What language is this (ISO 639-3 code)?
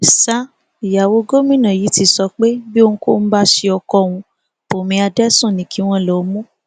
yor